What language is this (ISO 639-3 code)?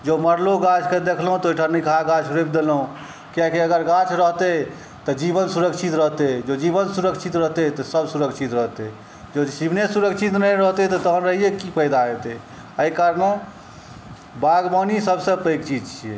mai